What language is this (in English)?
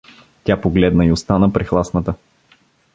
Bulgarian